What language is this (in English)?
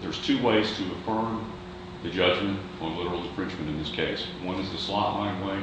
English